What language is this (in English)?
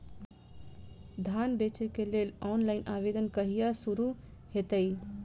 Maithili